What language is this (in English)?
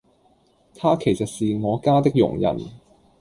Cantonese